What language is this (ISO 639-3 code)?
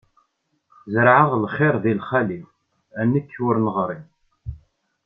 kab